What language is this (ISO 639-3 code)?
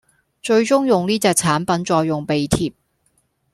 yue